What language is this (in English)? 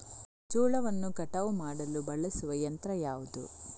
Kannada